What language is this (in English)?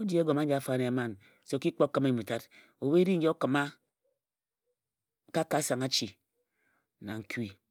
Ejagham